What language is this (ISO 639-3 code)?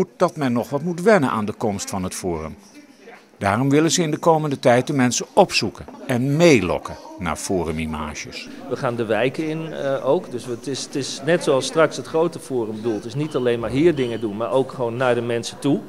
nld